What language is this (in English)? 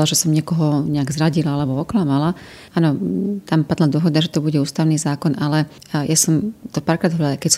Slovak